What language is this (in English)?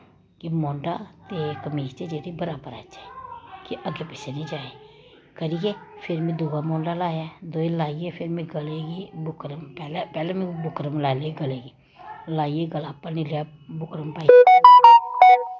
Dogri